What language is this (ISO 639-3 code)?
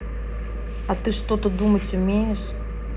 rus